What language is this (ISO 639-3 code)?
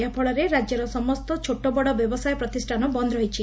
ori